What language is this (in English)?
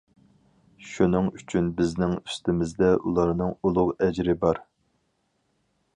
Uyghur